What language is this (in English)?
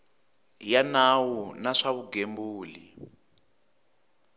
Tsonga